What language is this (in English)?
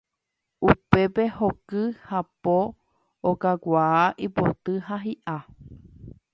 Guarani